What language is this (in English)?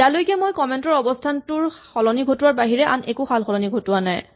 Assamese